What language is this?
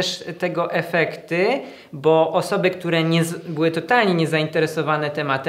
Polish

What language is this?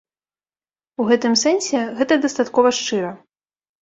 Belarusian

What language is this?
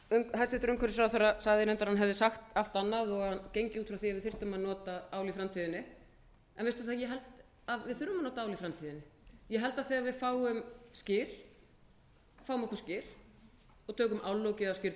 Icelandic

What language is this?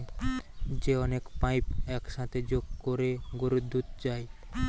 Bangla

